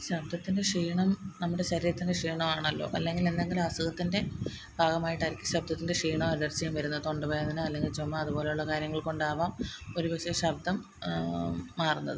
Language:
Malayalam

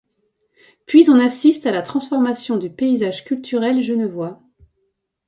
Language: French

